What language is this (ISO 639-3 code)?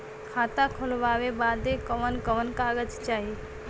bho